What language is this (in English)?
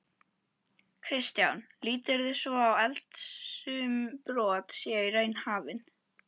Icelandic